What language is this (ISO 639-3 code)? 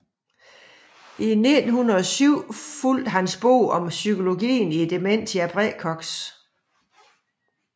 dan